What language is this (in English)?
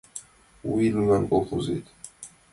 Mari